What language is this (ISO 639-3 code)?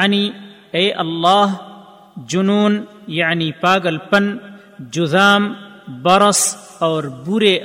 urd